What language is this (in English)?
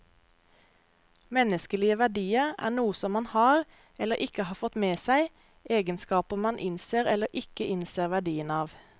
Norwegian